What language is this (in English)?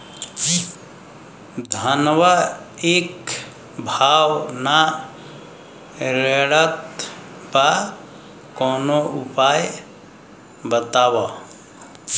Bhojpuri